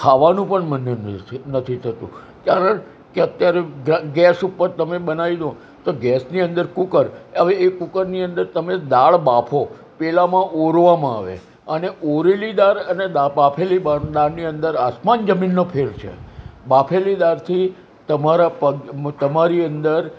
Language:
Gujarati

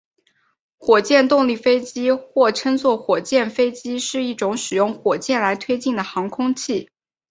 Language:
Chinese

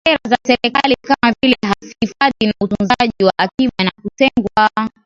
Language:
Swahili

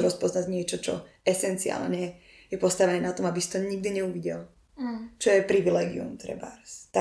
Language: Slovak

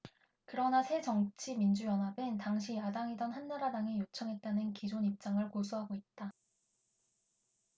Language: Korean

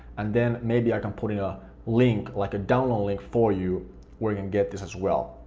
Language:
English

